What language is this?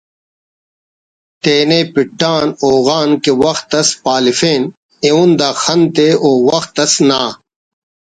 Brahui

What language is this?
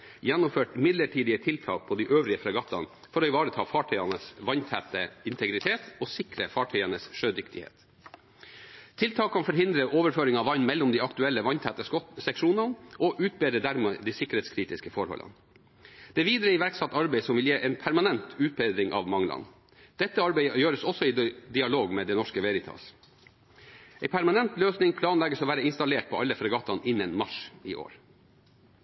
Norwegian Bokmål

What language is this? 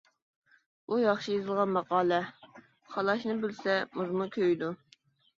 Uyghur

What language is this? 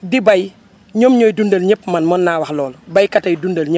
Wolof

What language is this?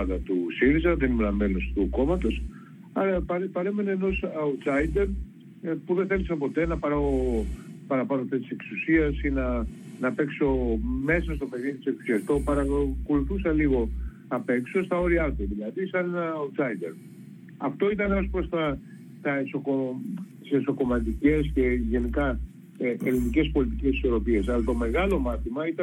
Greek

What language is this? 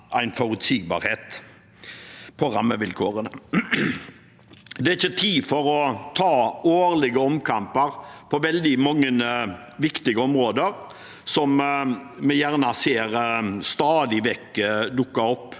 Norwegian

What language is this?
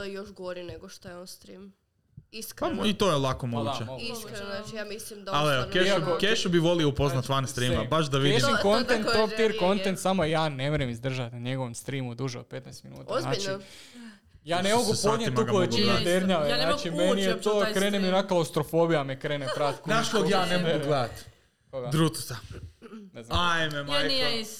Croatian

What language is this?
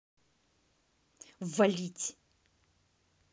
Russian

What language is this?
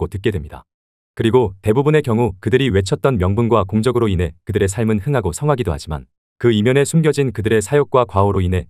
Korean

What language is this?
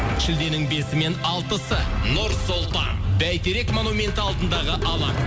Kazakh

